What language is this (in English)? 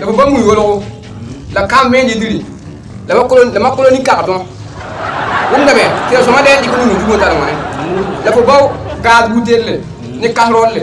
Indonesian